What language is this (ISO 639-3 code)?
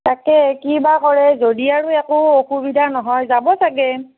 asm